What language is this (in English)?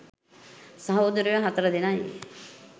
Sinhala